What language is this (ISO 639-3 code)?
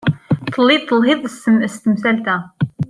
kab